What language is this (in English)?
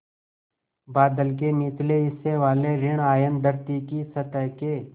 Hindi